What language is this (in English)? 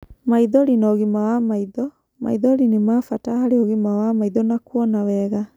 Kikuyu